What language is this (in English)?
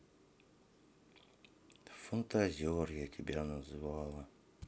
Russian